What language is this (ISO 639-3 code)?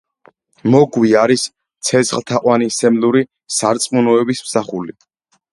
kat